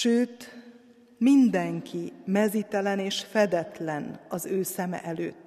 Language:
Hungarian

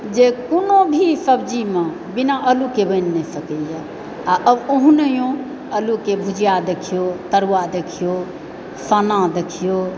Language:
Maithili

